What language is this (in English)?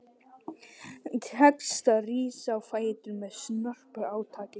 Icelandic